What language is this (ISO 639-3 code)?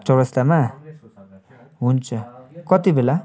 nep